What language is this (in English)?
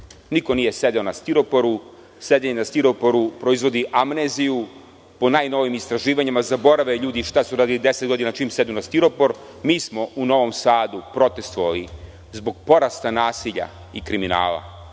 Serbian